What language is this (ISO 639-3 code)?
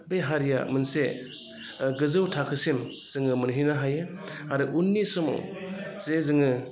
brx